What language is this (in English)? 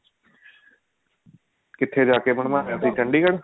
Punjabi